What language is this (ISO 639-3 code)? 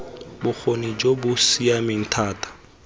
tsn